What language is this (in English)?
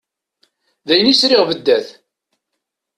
Kabyle